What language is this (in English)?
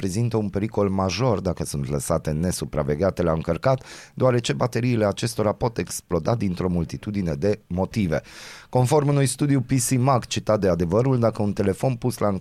Romanian